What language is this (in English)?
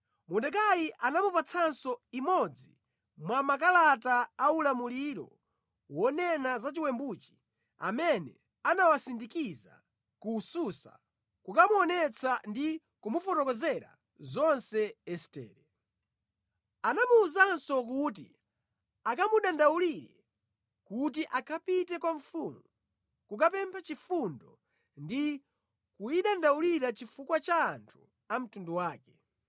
Nyanja